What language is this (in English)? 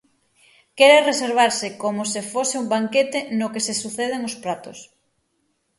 Galician